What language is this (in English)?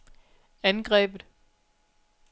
Danish